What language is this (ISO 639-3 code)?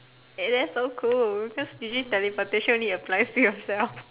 eng